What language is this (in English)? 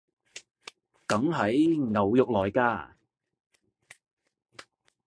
Cantonese